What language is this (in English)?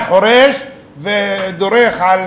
Hebrew